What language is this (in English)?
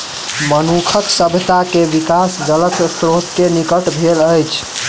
Maithili